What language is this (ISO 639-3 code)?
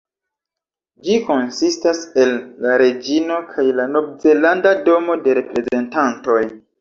epo